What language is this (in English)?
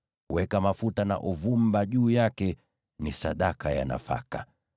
Swahili